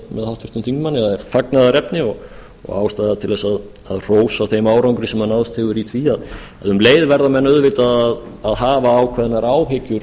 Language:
Icelandic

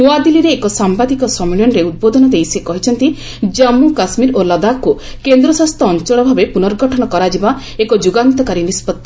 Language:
Odia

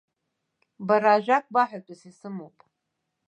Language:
Abkhazian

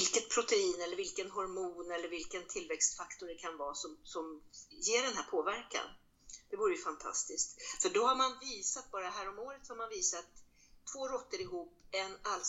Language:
Swedish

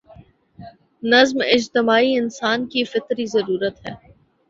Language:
Urdu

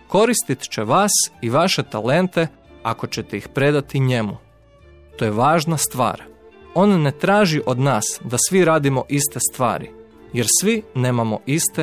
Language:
Croatian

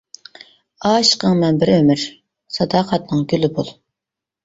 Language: Uyghur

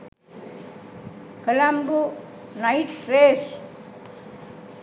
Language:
Sinhala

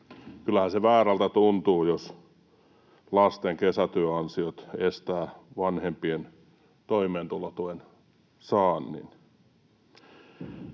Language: Finnish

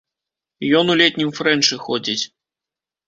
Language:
Belarusian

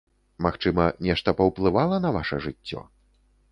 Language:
Belarusian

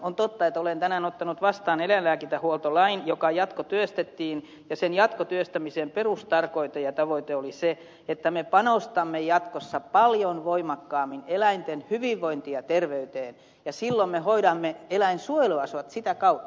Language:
Finnish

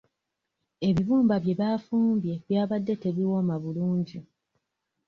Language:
Ganda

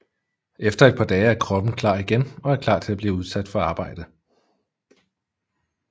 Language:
Danish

